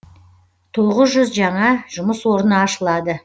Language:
Kazakh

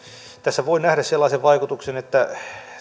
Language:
Finnish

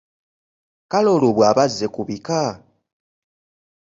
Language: Ganda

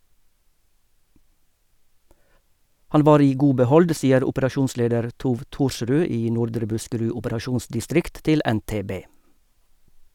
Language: Norwegian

